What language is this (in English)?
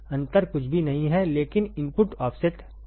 Hindi